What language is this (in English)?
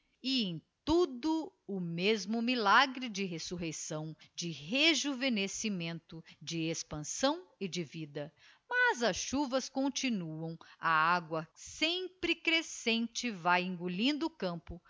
Portuguese